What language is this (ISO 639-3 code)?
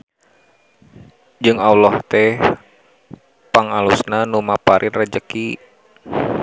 sun